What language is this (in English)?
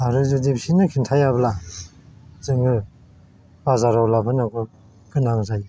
Bodo